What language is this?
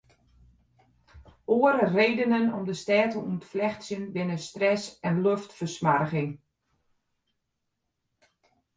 Western Frisian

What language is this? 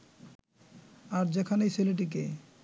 Bangla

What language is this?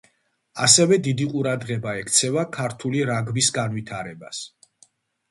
Georgian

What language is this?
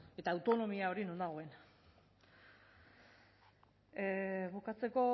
Basque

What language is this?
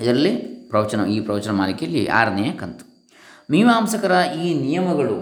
Kannada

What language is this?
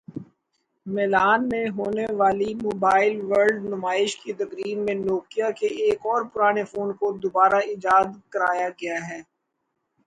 Urdu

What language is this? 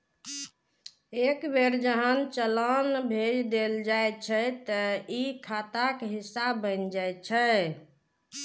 Maithili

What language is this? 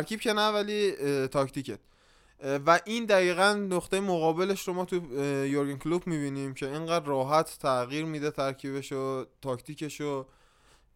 Persian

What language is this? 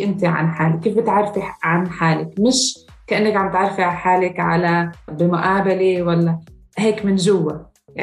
Arabic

